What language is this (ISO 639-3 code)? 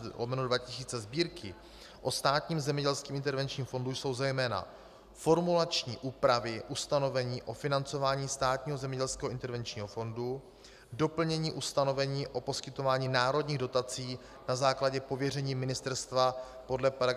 ces